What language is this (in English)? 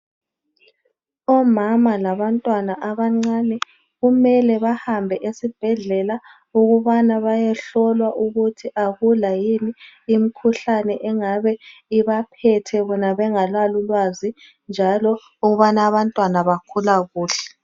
North Ndebele